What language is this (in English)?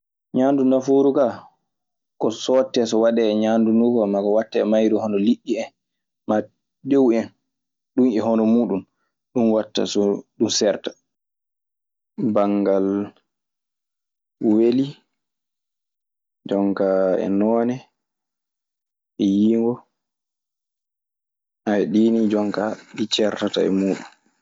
Maasina Fulfulde